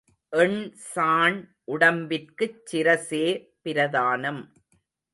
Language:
Tamil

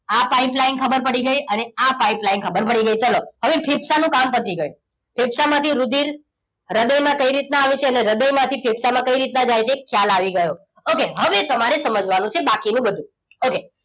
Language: Gujarati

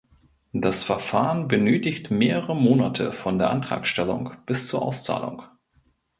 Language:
German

